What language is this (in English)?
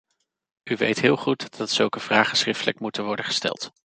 Dutch